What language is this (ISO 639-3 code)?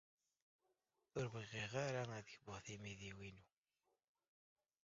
kab